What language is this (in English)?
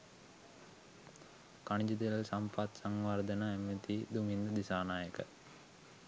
Sinhala